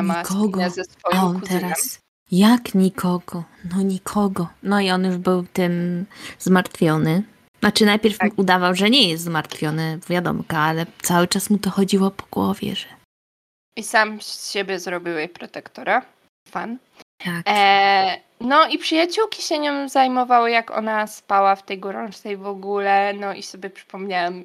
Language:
Polish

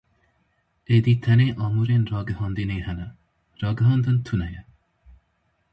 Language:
Kurdish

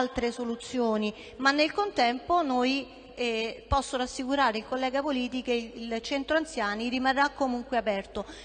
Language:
Italian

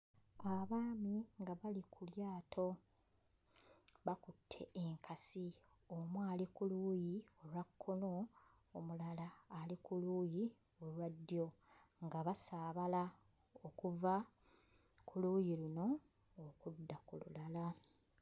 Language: Ganda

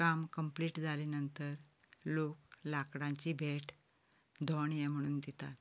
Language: Konkani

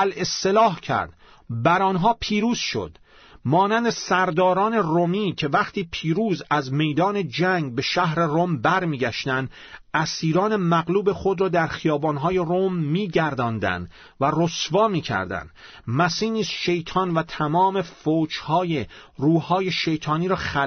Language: Persian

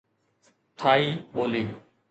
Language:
Sindhi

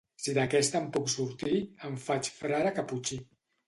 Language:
Catalan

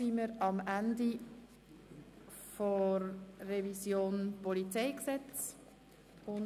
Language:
Swiss German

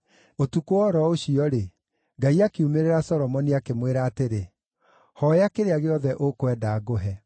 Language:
Kikuyu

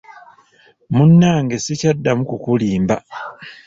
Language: Ganda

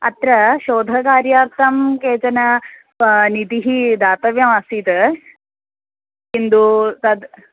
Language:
Sanskrit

